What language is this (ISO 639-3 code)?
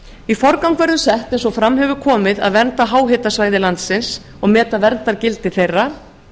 isl